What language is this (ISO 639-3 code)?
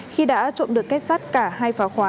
vie